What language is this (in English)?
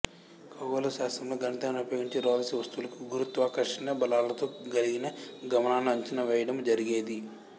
Telugu